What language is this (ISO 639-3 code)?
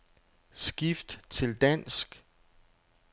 dan